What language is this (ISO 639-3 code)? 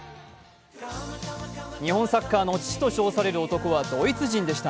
jpn